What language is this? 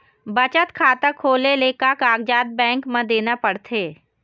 Chhattisgarhi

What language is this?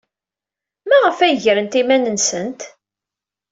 Kabyle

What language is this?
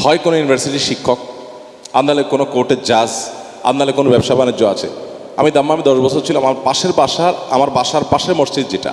English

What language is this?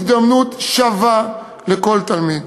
Hebrew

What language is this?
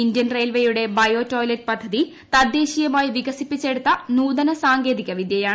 Malayalam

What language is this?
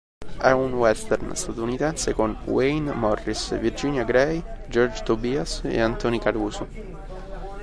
Italian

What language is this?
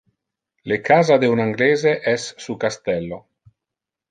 Interlingua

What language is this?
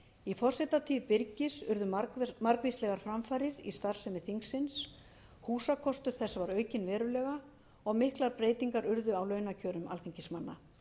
Icelandic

